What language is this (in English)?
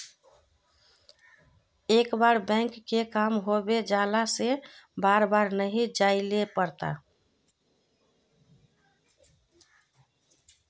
Magahi